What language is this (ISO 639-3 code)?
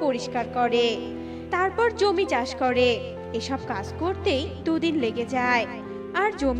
ben